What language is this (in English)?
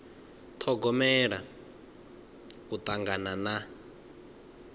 Venda